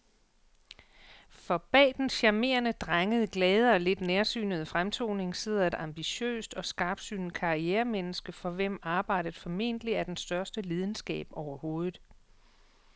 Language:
Danish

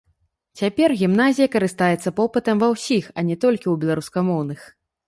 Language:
Belarusian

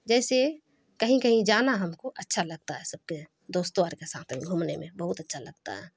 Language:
Urdu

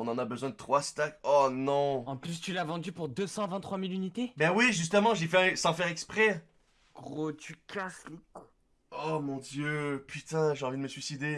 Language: French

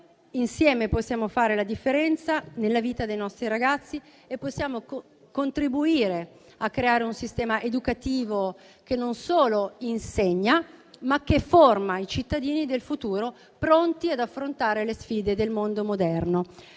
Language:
Italian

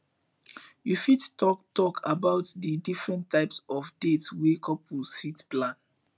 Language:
Nigerian Pidgin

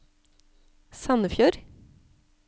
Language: Norwegian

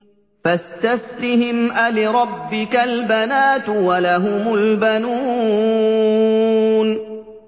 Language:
Arabic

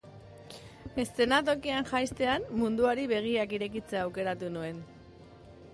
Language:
Basque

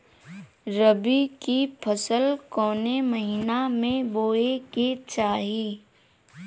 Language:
Bhojpuri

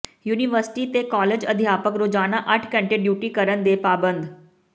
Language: Punjabi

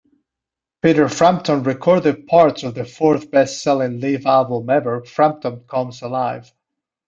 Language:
English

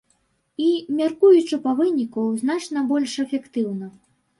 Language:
Belarusian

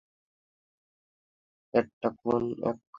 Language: Bangla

